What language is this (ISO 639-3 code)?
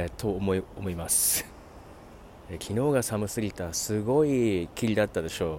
jpn